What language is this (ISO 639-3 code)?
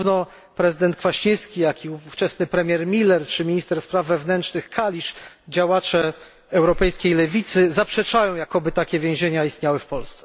pol